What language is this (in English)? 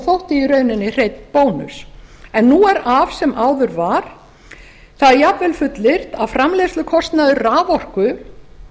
Icelandic